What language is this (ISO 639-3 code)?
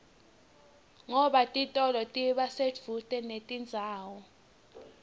ssw